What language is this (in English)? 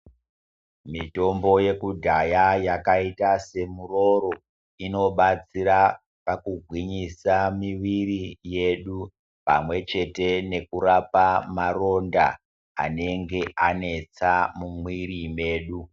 Ndau